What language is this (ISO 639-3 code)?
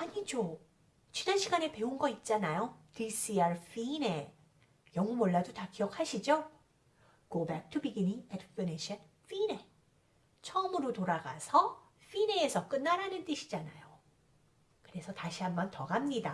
kor